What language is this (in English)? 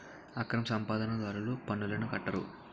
Telugu